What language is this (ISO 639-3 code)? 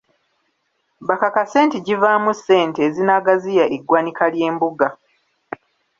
lug